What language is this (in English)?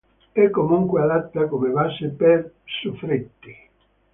Italian